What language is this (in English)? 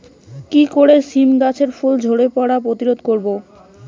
Bangla